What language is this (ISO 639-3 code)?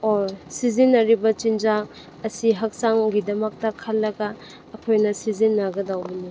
mni